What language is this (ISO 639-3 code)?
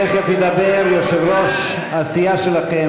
heb